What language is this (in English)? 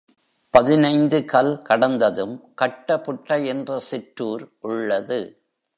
Tamil